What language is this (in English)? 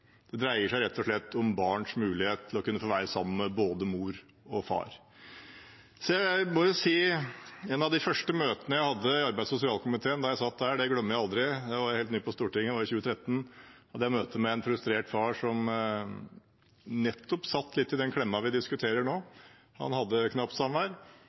Norwegian Bokmål